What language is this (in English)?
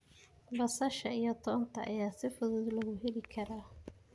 Somali